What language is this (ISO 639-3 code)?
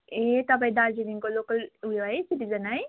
nep